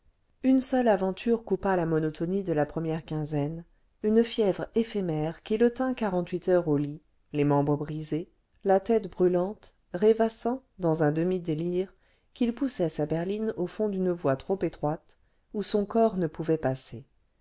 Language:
French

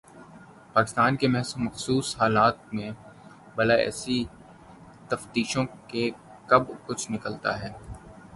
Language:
Urdu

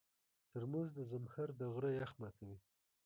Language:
Pashto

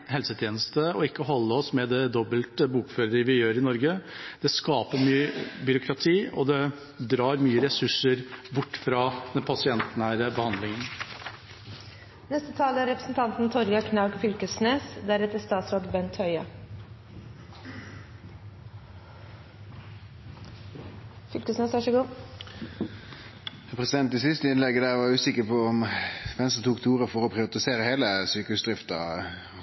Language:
Norwegian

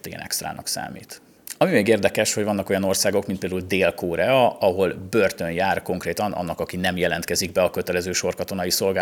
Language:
Hungarian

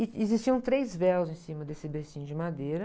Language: Portuguese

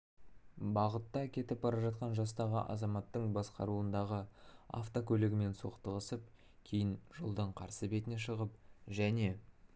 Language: Kazakh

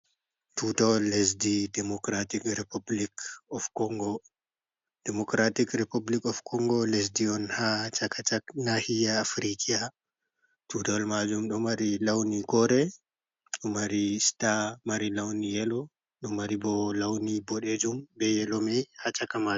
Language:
Fula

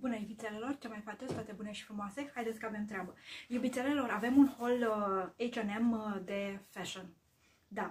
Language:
Romanian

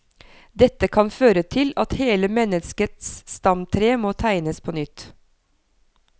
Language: Norwegian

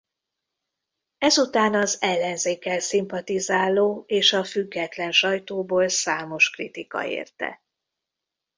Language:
Hungarian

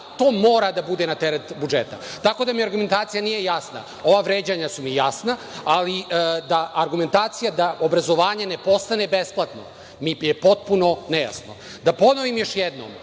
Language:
Serbian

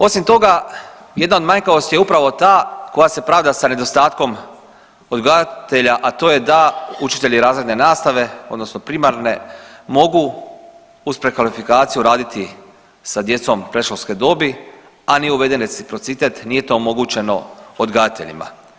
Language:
Croatian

